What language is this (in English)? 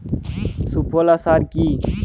Bangla